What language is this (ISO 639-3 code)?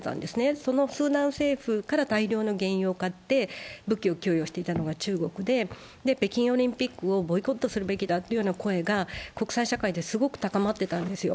jpn